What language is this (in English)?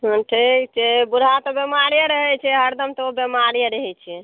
Maithili